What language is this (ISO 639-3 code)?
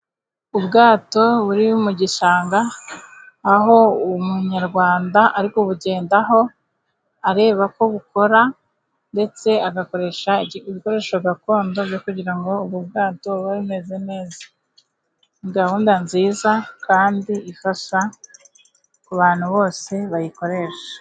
kin